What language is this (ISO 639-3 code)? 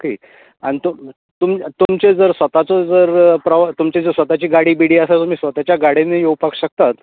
kok